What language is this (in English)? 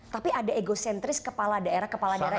Indonesian